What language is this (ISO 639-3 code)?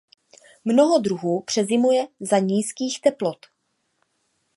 ces